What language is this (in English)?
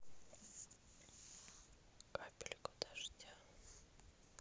Russian